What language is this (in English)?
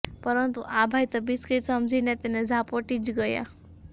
Gujarati